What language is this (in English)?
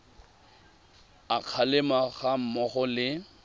Tswana